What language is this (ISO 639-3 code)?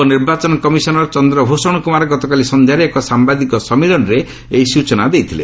ori